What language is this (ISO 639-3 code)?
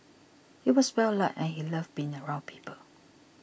eng